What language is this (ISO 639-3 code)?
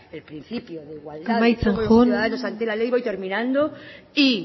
spa